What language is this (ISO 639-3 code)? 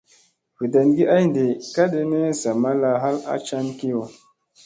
mse